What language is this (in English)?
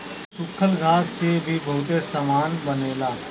Bhojpuri